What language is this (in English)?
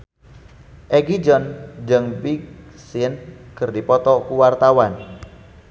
Sundanese